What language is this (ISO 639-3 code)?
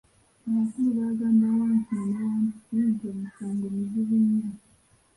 lug